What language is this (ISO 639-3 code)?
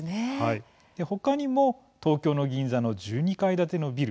jpn